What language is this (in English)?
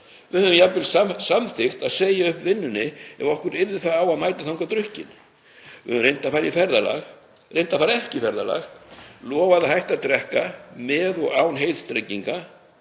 Icelandic